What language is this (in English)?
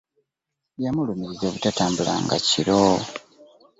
Ganda